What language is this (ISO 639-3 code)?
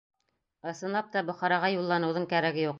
bak